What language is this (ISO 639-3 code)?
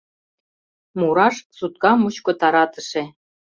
chm